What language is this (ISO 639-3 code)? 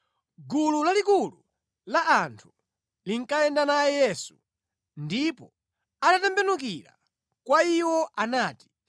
nya